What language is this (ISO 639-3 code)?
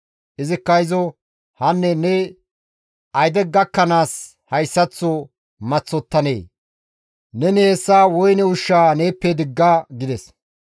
gmv